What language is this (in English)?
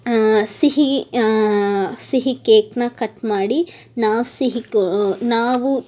Kannada